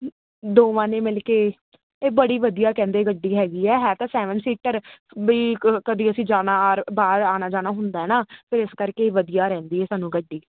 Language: Punjabi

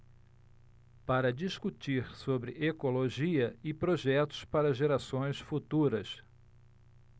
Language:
Portuguese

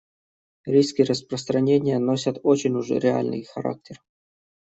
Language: Russian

